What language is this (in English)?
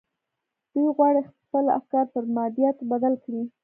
Pashto